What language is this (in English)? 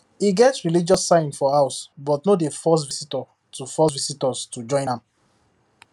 Nigerian Pidgin